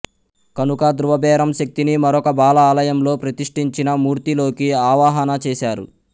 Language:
Telugu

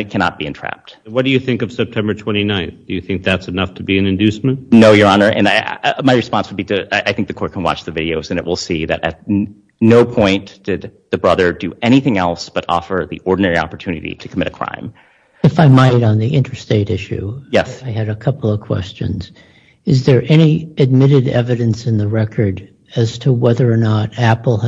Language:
English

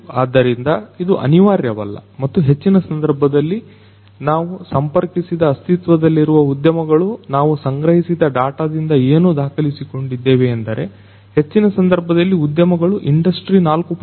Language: Kannada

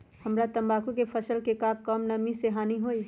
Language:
Magahi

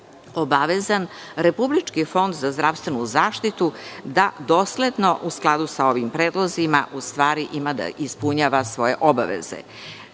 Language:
Serbian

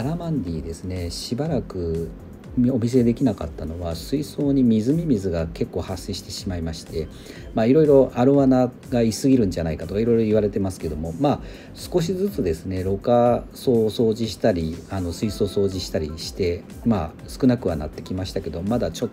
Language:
Japanese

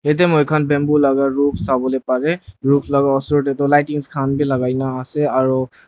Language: Naga Pidgin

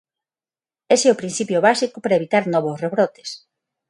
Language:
Galician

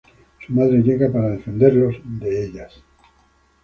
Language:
Spanish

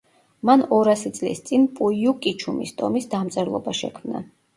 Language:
Georgian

